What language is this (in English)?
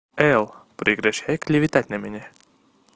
Russian